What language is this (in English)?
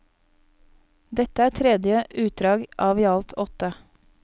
Norwegian